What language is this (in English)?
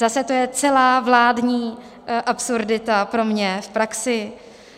Czech